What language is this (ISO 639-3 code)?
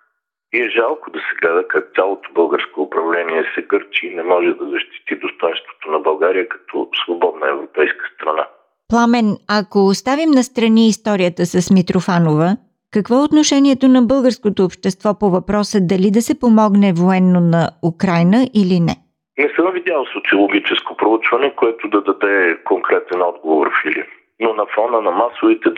bul